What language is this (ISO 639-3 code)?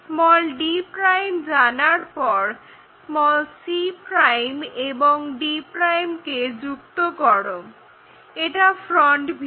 ben